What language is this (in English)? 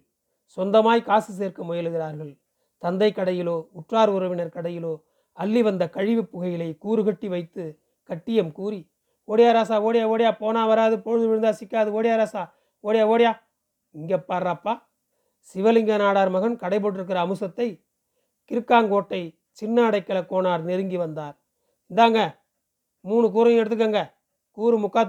Tamil